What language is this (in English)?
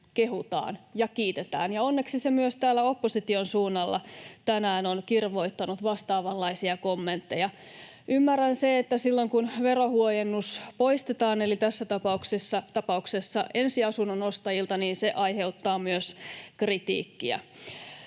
Finnish